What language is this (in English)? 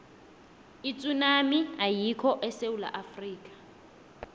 South Ndebele